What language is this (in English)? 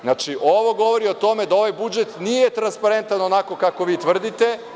Serbian